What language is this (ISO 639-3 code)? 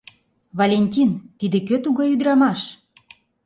chm